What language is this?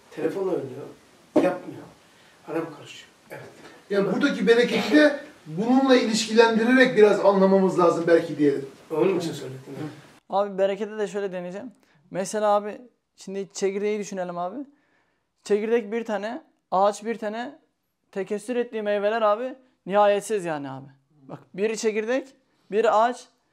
Turkish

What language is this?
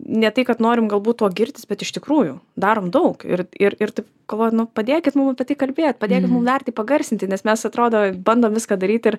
Lithuanian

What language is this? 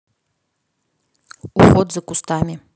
Russian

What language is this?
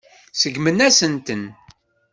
Kabyle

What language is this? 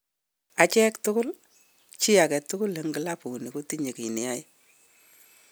Kalenjin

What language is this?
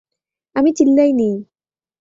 Bangla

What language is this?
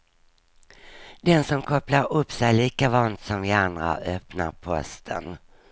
Swedish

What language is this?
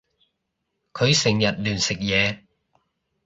Cantonese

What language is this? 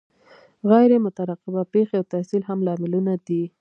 Pashto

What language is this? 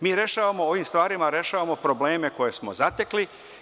Serbian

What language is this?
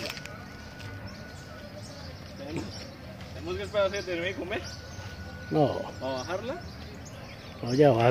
Spanish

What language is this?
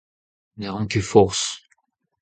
Breton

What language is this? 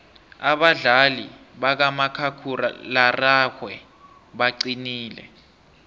South Ndebele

